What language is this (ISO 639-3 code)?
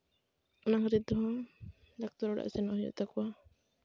sat